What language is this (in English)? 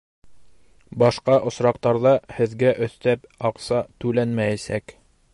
Bashkir